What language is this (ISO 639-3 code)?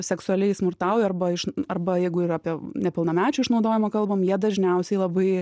lit